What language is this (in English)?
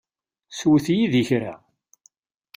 Kabyle